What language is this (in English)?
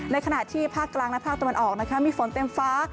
Thai